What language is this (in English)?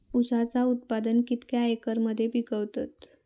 Marathi